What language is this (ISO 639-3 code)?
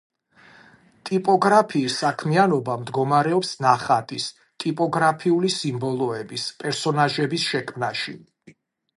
kat